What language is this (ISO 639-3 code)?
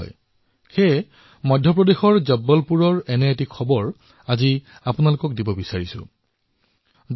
asm